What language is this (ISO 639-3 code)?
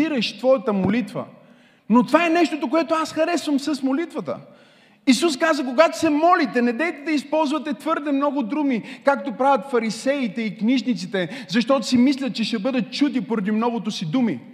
bul